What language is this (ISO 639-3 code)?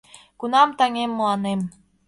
chm